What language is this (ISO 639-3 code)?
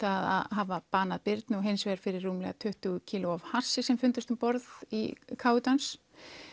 isl